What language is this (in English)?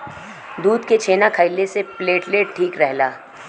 Bhojpuri